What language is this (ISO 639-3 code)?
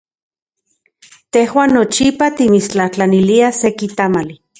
ncx